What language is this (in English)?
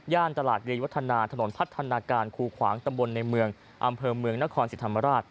Thai